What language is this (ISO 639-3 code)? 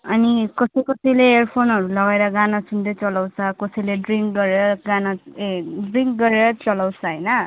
nep